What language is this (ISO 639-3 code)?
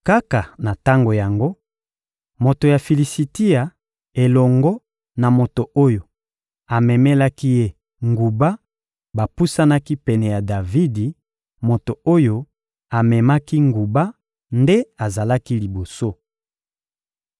lin